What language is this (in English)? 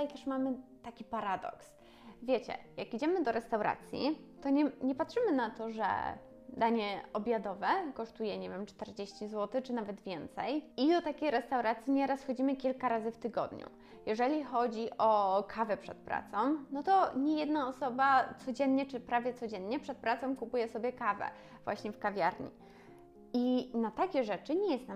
Polish